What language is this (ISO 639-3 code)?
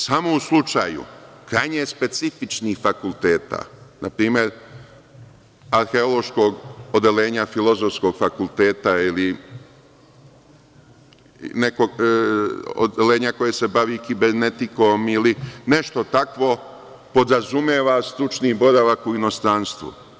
srp